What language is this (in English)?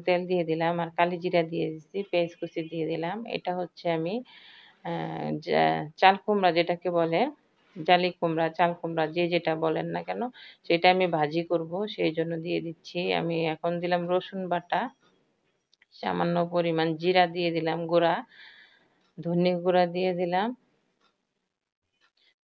Indonesian